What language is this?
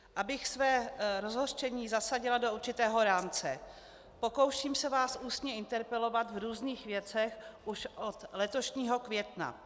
Czech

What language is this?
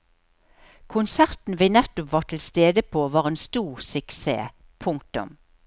Norwegian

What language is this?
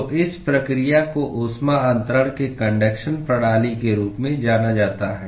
Hindi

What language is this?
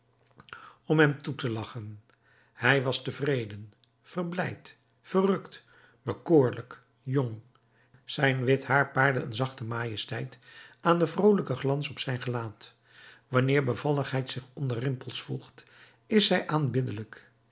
Dutch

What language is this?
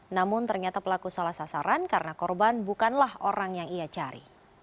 Indonesian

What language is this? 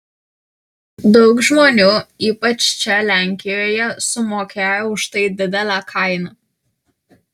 Lithuanian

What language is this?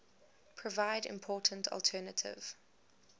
English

